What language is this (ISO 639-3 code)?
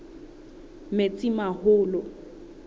sot